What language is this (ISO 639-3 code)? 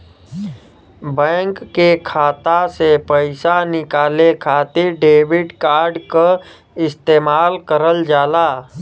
bho